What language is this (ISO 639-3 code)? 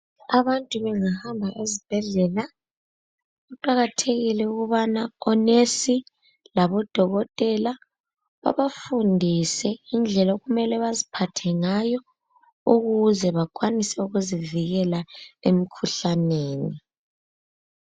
nde